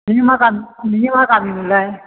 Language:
Bodo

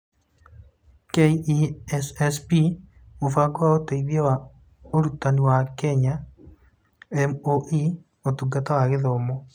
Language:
Kikuyu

